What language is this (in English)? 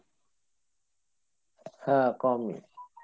Bangla